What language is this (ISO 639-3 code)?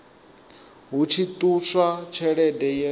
ven